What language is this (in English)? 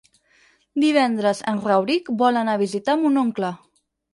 Catalan